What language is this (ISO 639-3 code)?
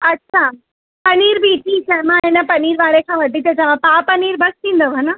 snd